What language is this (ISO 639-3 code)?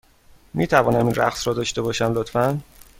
fas